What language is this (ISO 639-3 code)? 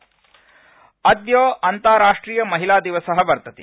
san